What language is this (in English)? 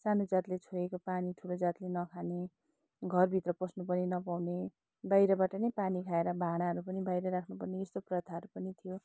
Nepali